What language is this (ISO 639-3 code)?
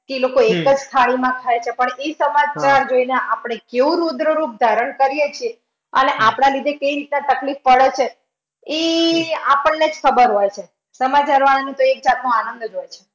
guj